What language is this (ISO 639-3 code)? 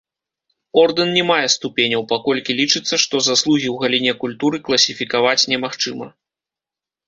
bel